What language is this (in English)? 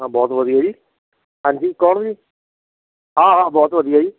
Punjabi